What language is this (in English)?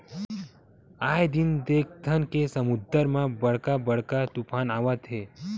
Chhattisgarhi